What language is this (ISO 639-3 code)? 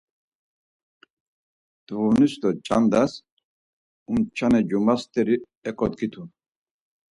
lzz